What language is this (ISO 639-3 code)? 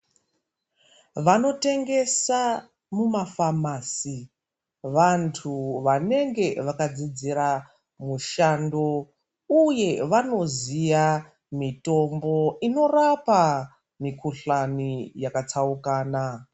ndc